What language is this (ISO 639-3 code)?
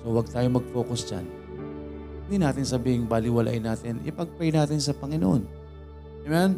fil